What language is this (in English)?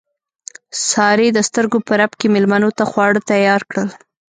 Pashto